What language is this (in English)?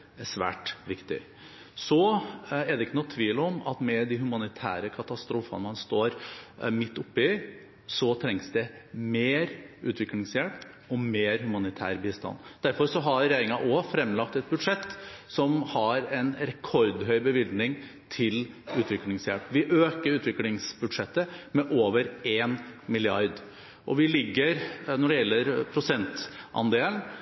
Norwegian Bokmål